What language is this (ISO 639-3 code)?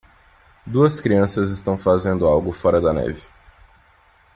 por